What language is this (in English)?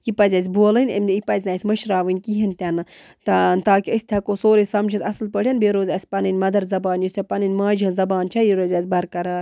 Kashmiri